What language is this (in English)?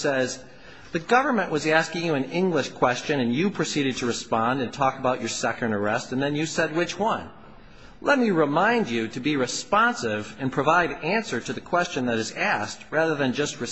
English